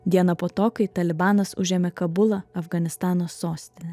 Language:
Lithuanian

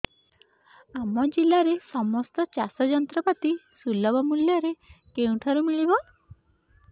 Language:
Odia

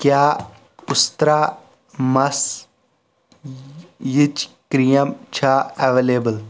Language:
Kashmiri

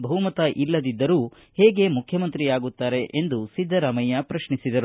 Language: Kannada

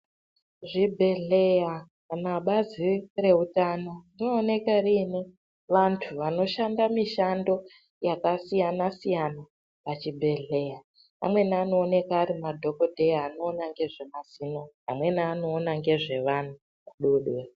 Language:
Ndau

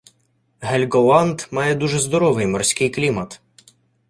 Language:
Ukrainian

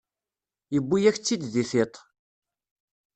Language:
Kabyle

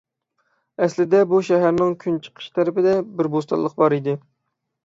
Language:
Uyghur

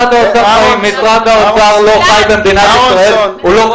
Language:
Hebrew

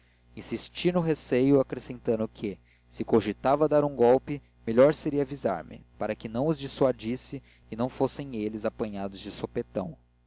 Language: Portuguese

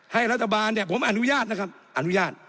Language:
Thai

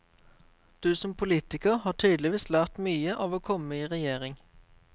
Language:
Norwegian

